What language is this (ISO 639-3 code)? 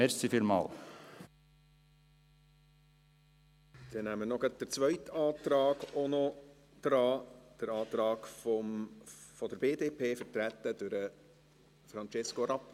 gsw